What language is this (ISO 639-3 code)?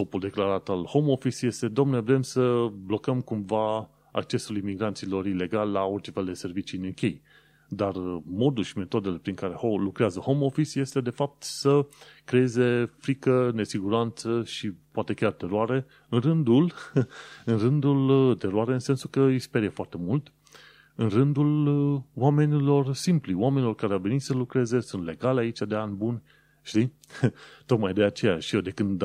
ron